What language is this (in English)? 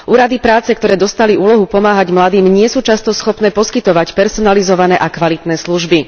Slovak